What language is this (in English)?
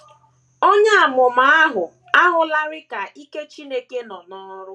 Igbo